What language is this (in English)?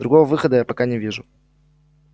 Russian